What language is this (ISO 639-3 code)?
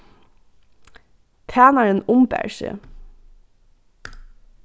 fao